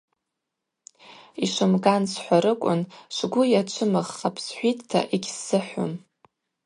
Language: Abaza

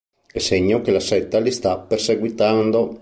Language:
Italian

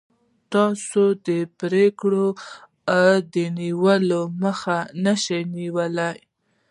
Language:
Pashto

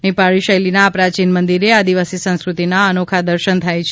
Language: Gujarati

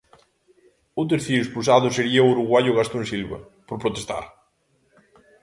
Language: Galician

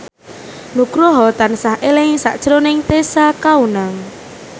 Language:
Javanese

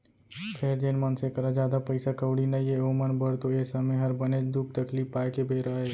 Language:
Chhattisgarhi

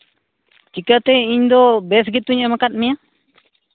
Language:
Santali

